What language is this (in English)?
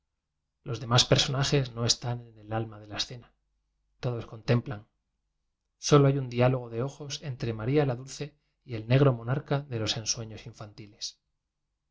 Spanish